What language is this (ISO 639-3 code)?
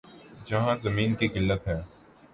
urd